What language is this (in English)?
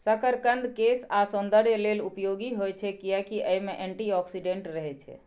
Maithili